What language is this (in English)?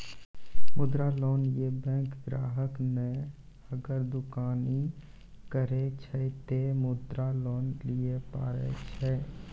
Maithili